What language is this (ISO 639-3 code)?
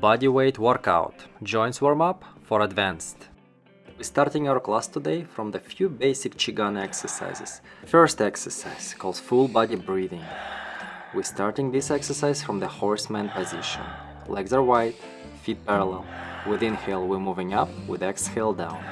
eng